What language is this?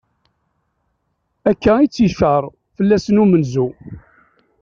Kabyle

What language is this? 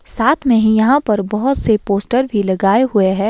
Hindi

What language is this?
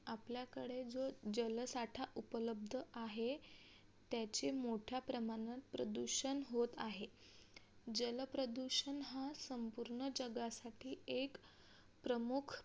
Marathi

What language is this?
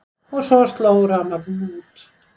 Icelandic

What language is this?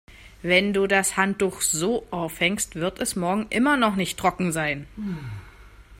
German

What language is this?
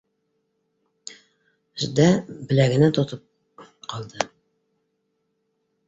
Bashkir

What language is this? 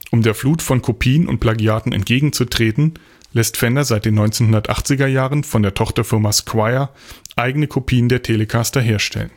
German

